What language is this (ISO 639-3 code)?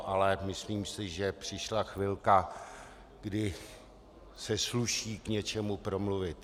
ces